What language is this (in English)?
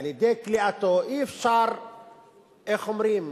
Hebrew